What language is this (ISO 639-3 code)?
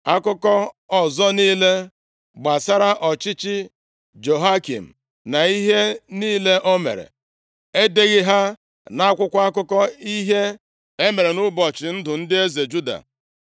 ibo